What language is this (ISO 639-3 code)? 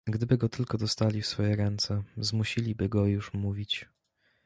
pol